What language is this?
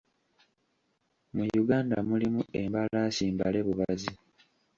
Ganda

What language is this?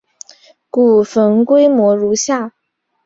Chinese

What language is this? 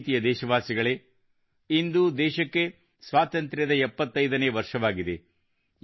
Kannada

